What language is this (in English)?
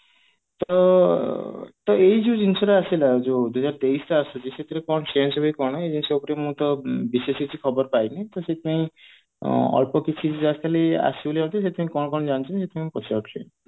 Odia